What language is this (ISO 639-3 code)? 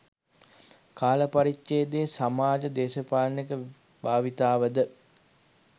sin